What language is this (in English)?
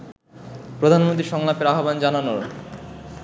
Bangla